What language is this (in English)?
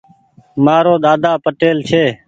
Goaria